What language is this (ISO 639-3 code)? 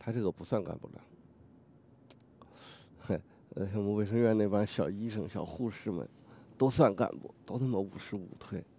zho